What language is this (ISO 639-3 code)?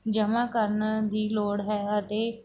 pan